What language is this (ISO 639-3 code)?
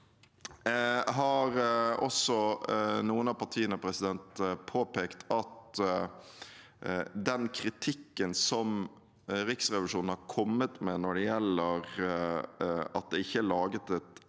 nor